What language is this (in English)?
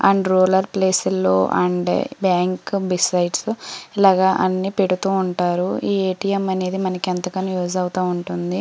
Telugu